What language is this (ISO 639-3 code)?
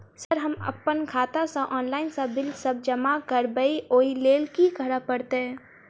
mai